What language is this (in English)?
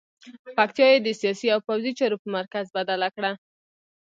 Pashto